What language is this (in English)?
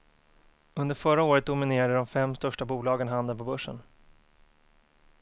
Swedish